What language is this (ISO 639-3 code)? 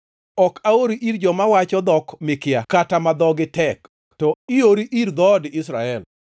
luo